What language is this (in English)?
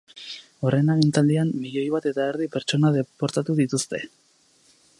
Basque